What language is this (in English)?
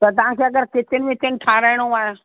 Sindhi